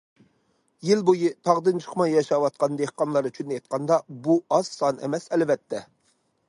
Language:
Uyghur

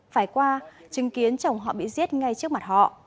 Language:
Vietnamese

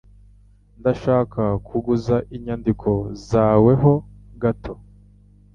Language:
Kinyarwanda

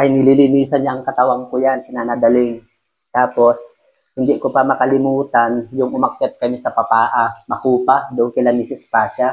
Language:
Filipino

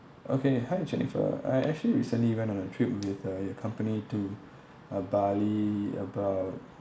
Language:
English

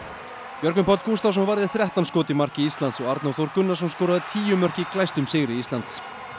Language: Icelandic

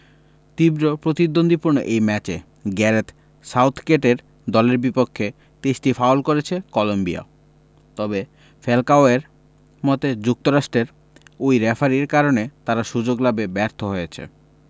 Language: Bangla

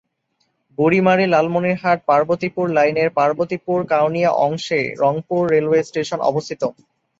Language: Bangla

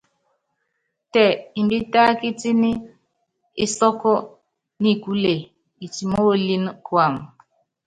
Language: Yangben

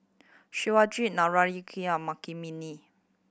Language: English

